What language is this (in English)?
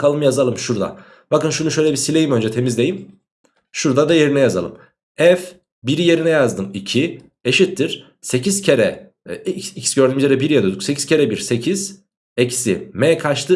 Turkish